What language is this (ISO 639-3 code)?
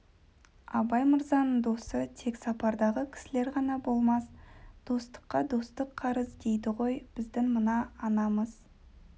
kaz